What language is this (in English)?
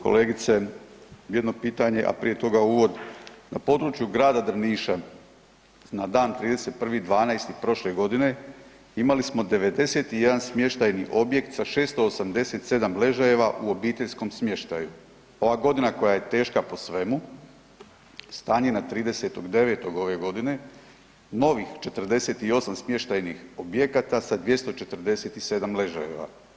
Croatian